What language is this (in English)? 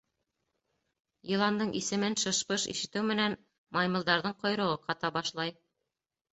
Bashkir